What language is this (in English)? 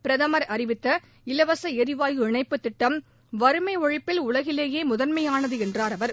Tamil